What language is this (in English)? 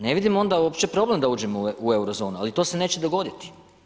Croatian